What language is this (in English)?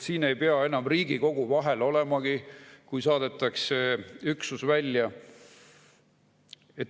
Estonian